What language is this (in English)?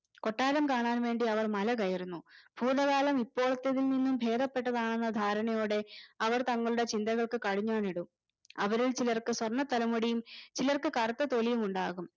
Malayalam